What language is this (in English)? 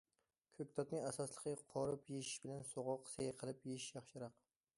Uyghur